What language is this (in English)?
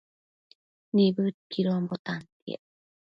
Matsés